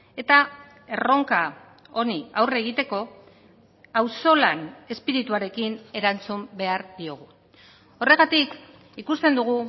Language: Basque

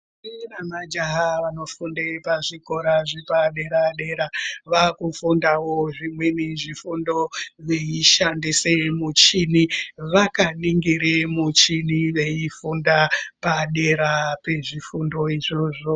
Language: Ndau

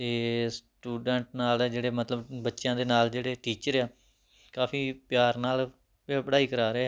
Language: Punjabi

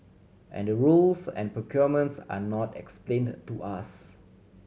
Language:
English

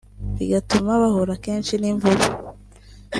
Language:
Kinyarwanda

